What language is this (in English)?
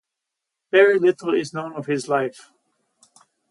English